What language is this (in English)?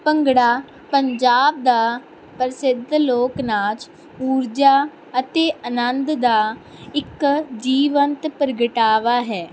Punjabi